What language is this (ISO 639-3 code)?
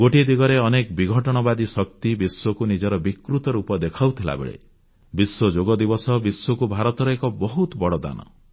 ori